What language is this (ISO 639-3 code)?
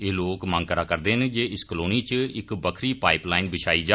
doi